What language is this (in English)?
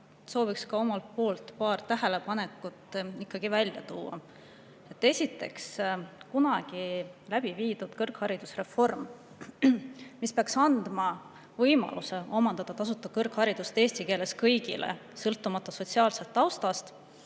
Estonian